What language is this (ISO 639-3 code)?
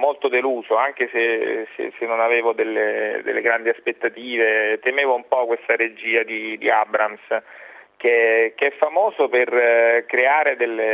ita